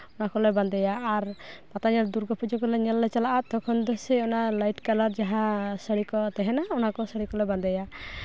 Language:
Santali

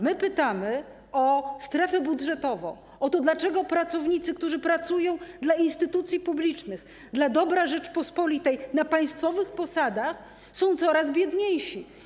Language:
Polish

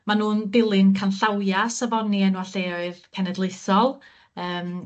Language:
Welsh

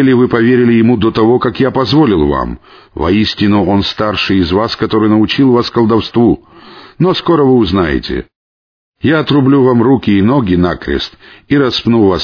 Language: Russian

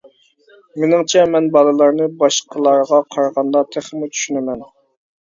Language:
Uyghur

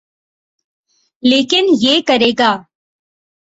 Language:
Urdu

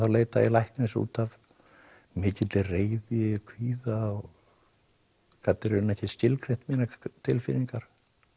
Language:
Icelandic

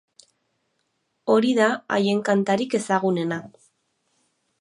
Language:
Basque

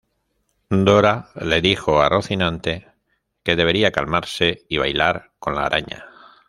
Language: Spanish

